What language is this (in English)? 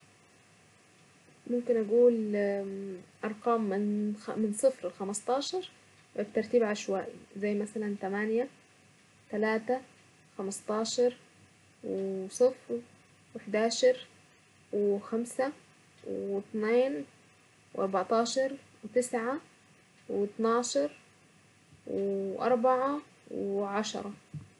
Saidi Arabic